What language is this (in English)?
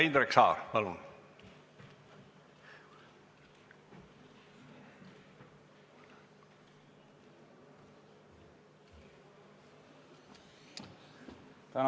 Estonian